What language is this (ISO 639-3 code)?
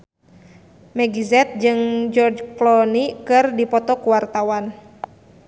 sun